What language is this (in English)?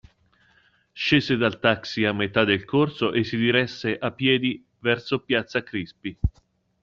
Italian